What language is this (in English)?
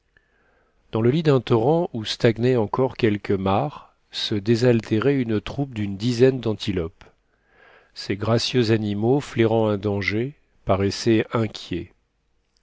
French